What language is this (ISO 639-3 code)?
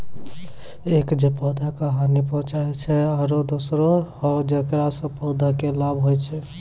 mai